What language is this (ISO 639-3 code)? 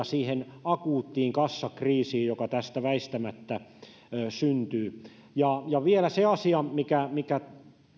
fin